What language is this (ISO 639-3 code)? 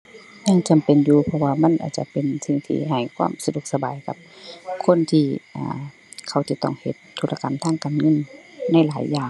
tha